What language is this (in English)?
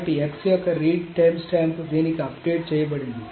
Telugu